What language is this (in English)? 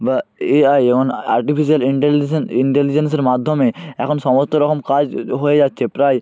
Bangla